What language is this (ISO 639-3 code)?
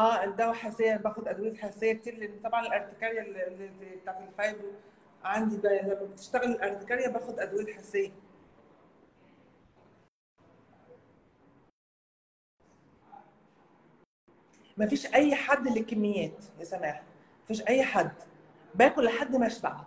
ara